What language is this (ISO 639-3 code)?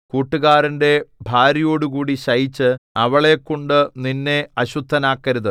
mal